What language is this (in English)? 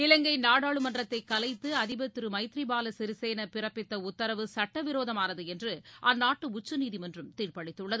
Tamil